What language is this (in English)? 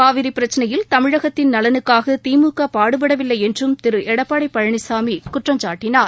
Tamil